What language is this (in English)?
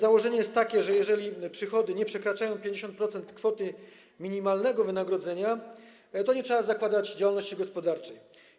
Polish